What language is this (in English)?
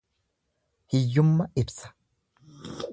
Oromo